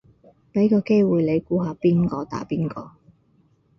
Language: Cantonese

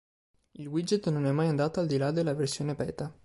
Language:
Italian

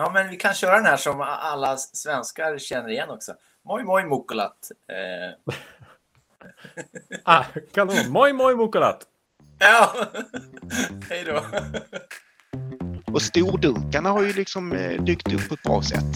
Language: Swedish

